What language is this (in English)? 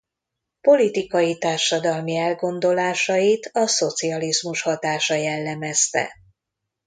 Hungarian